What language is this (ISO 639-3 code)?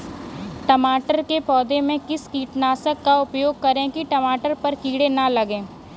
hin